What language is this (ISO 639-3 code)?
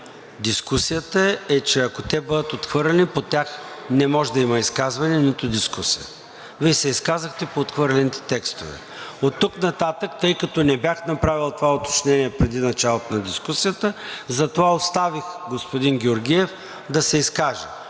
bul